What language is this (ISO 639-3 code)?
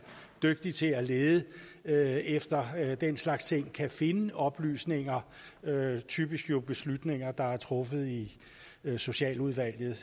dan